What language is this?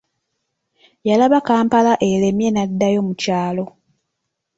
Ganda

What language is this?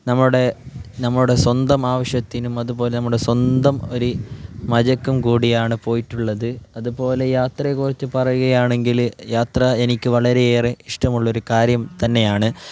Malayalam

